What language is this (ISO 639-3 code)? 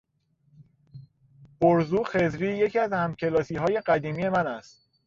fas